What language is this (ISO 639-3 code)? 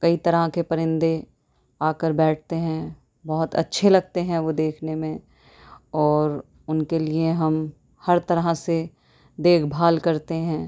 urd